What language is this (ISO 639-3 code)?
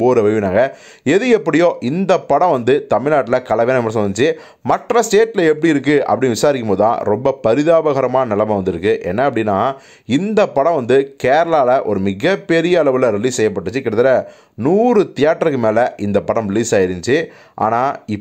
tam